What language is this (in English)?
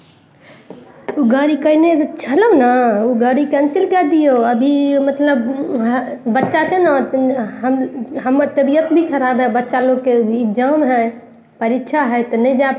Maithili